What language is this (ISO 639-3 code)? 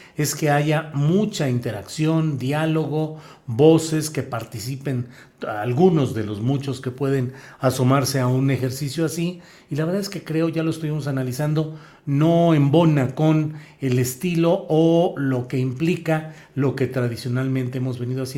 spa